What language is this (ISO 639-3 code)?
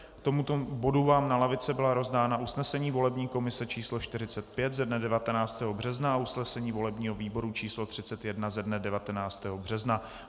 ces